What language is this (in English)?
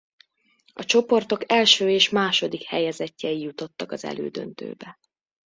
Hungarian